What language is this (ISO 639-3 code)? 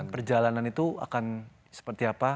ind